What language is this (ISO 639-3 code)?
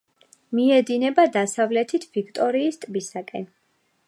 kat